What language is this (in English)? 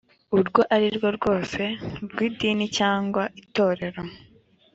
Kinyarwanda